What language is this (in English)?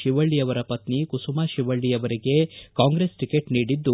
Kannada